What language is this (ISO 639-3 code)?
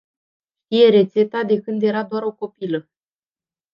ron